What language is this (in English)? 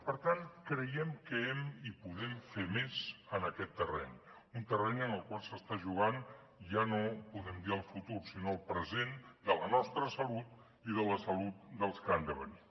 Catalan